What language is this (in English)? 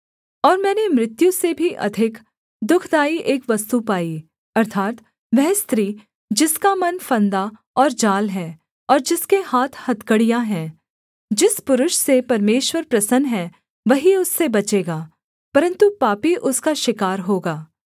Hindi